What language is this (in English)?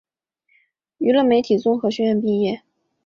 Chinese